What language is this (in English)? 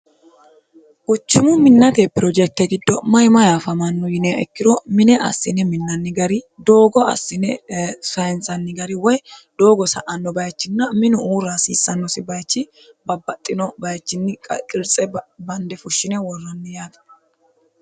Sidamo